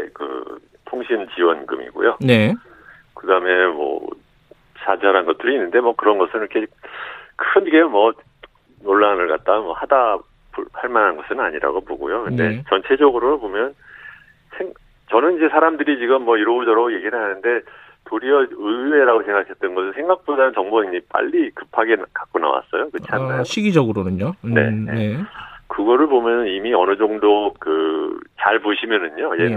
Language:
Korean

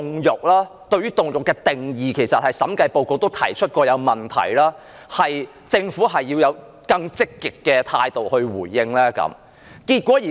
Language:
Cantonese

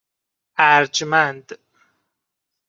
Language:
Persian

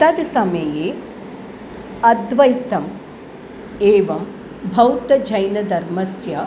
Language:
Sanskrit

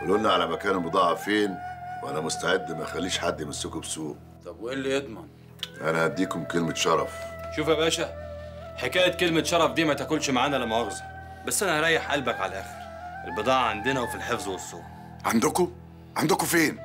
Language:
Arabic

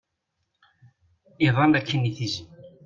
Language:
Kabyle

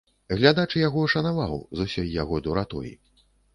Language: Belarusian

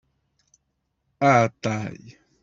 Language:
Kabyle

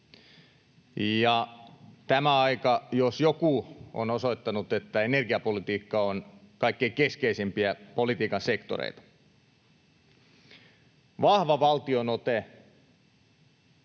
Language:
Finnish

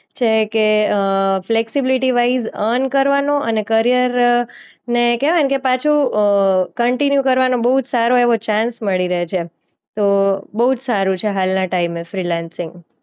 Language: Gujarati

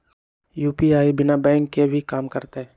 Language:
Magahi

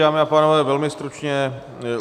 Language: Czech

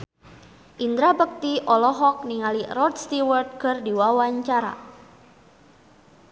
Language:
Sundanese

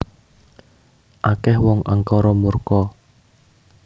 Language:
Javanese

